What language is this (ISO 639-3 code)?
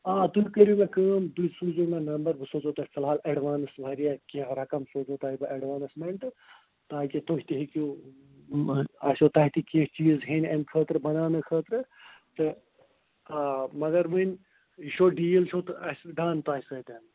kas